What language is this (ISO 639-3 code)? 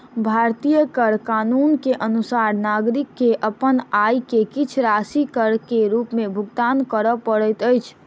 mai